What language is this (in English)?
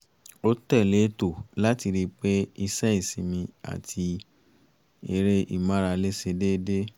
Yoruba